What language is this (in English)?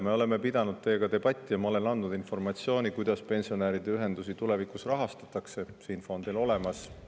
Estonian